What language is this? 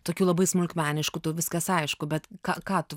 Lithuanian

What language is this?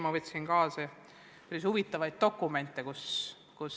Estonian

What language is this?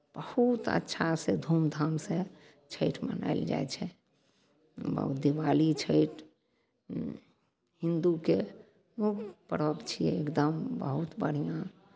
Maithili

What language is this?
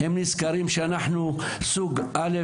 Hebrew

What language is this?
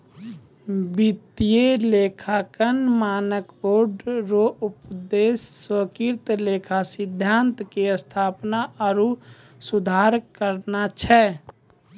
Maithili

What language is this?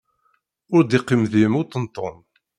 Kabyle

